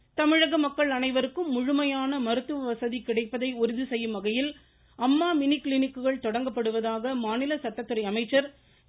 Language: Tamil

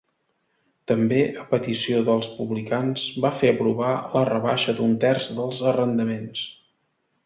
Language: Catalan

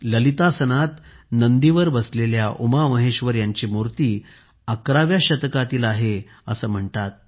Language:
Marathi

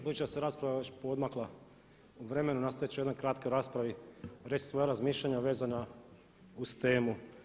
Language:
Croatian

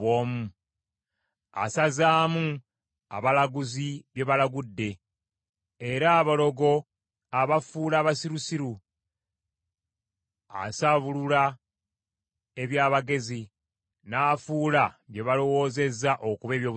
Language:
Ganda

